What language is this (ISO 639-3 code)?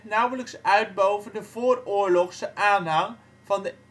nld